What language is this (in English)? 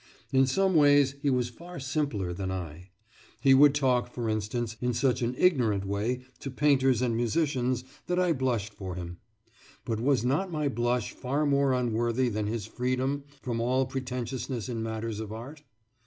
English